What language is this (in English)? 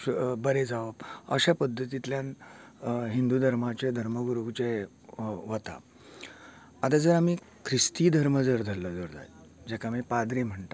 Konkani